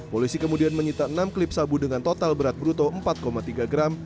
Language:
Indonesian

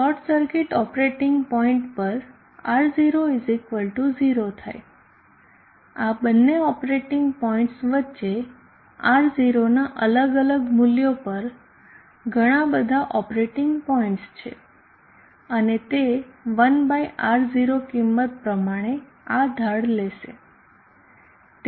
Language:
Gujarati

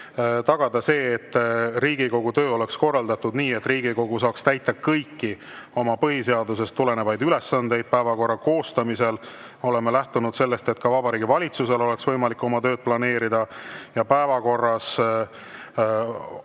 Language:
Estonian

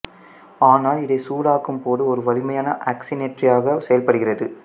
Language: Tamil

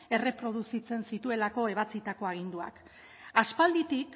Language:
Basque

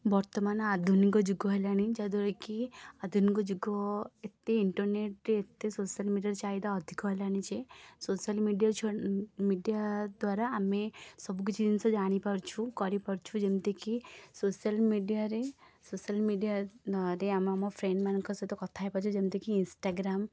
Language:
Odia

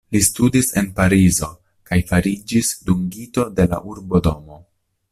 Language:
Esperanto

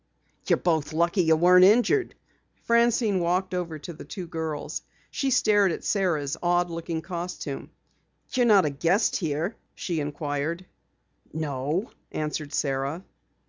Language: English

